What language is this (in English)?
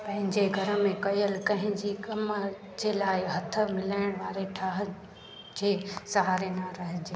Sindhi